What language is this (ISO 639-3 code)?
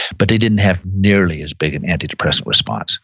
eng